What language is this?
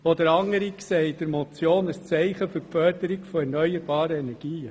Swiss German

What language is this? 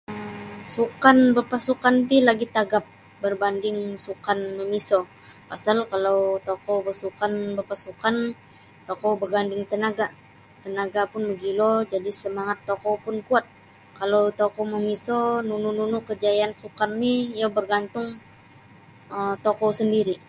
Sabah Bisaya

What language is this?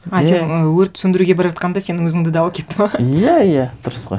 Kazakh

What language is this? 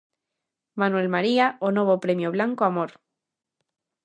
Galician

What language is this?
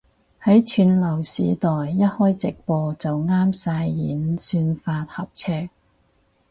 Cantonese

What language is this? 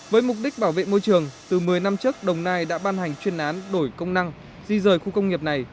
Vietnamese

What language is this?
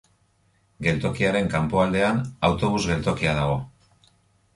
Basque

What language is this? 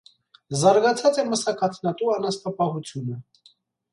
Armenian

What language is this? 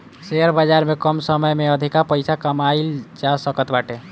Bhojpuri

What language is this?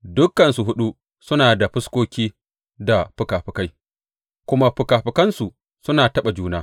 Hausa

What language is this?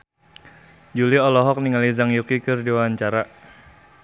Sundanese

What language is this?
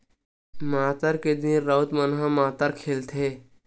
Chhattisgarhi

